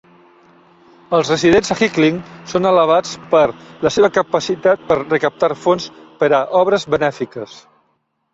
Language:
Catalan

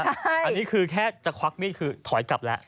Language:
Thai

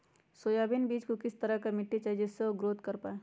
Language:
Magahi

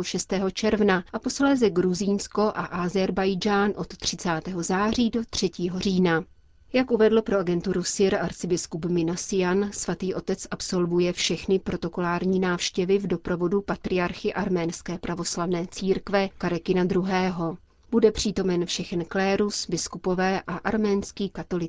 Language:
Czech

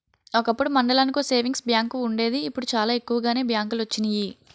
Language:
Telugu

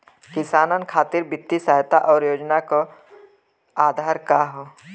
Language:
Bhojpuri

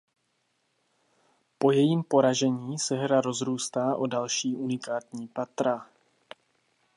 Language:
Czech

